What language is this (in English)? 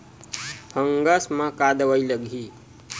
Chhattisgarhi